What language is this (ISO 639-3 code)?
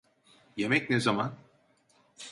tur